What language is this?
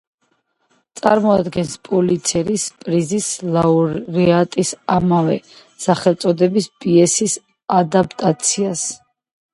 Georgian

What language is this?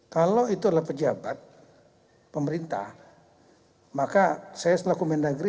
Indonesian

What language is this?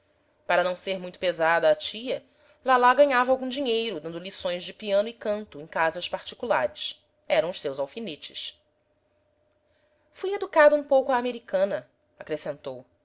Portuguese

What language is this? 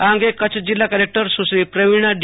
Gujarati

